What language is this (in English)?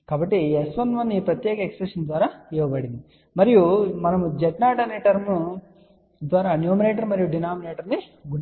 Telugu